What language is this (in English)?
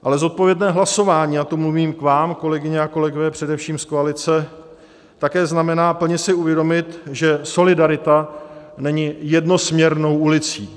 Czech